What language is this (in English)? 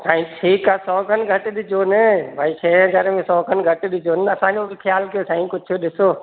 Sindhi